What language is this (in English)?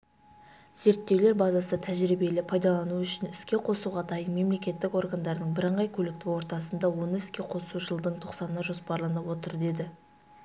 Kazakh